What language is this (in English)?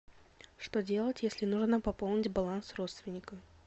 Russian